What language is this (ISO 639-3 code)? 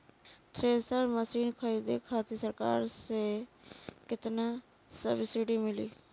bho